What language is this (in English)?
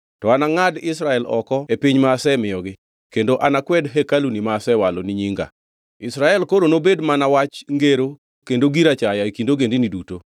Luo (Kenya and Tanzania)